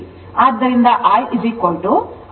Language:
Kannada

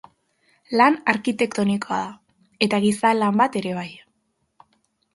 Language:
Basque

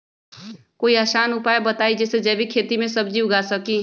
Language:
Magahi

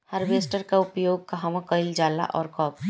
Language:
Bhojpuri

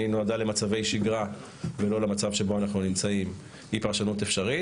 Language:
Hebrew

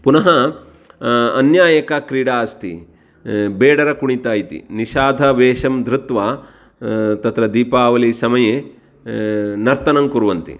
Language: Sanskrit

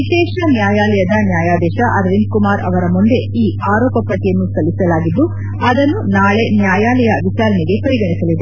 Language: Kannada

